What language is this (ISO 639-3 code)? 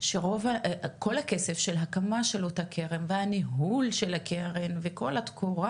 heb